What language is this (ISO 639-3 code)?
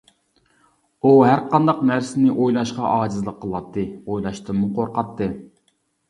uig